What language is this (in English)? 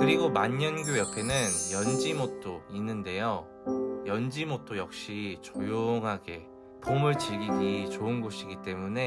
Korean